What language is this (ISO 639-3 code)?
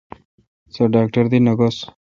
xka